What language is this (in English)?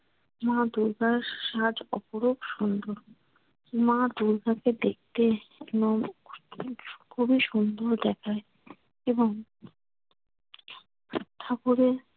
Bangla